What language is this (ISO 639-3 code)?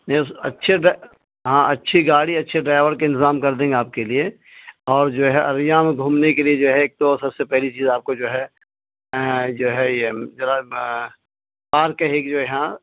urd